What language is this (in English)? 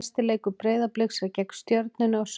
Icelandic